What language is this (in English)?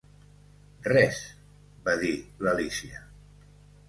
Catalan